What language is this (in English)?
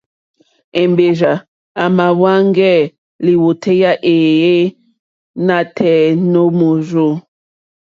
Mokpwe